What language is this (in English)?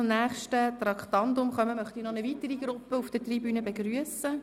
Swiss German